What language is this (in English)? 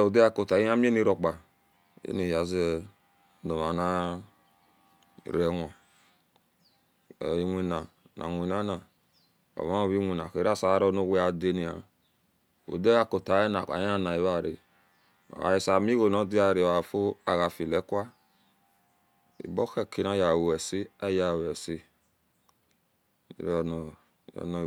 Esan